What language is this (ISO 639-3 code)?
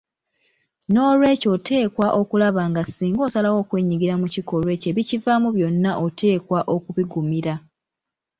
lug